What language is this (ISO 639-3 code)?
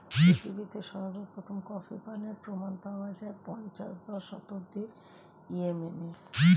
ben